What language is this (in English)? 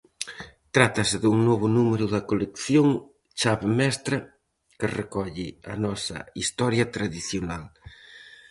Galician